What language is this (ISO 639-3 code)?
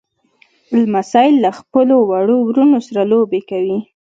pus